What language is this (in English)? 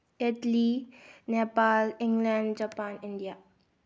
Manipuri